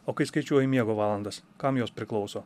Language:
Lithuanian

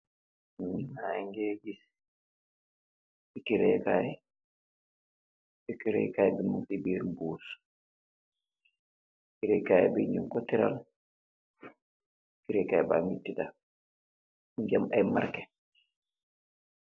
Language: Wolof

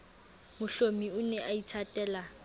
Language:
Southern Sotho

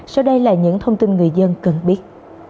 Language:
Vietnamese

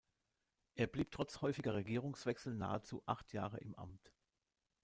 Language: German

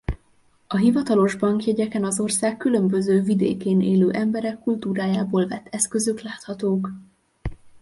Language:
Hungarian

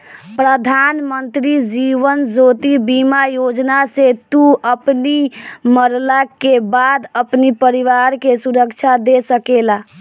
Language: Bhojpuri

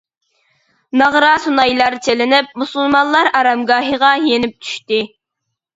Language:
Uyghur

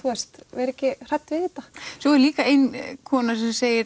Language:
Icelandic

